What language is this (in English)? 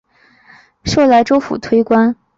Chinese